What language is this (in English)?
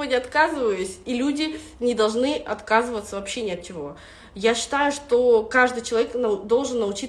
Russian